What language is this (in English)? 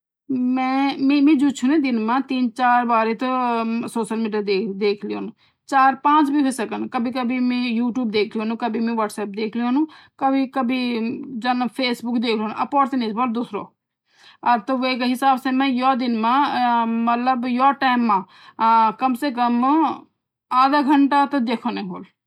Garhwali